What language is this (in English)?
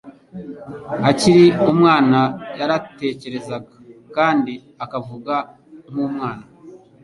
Kinyarwanda